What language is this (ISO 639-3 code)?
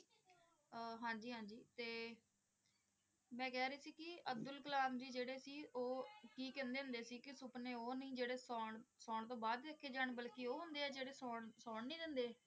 pan